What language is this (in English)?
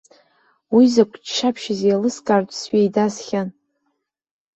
Abkhazian